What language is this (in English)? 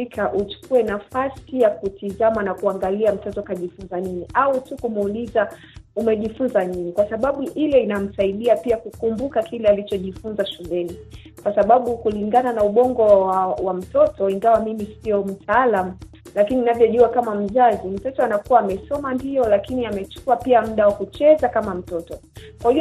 Swahili